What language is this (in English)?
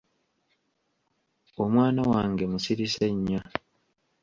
Ganda